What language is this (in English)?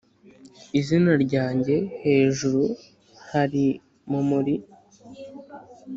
Kinyarwanda